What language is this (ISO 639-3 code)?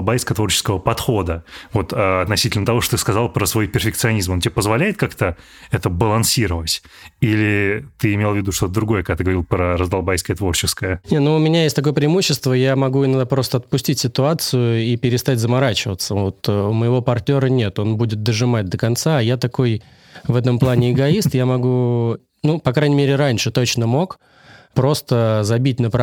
rus